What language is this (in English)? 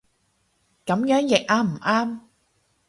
Cantonese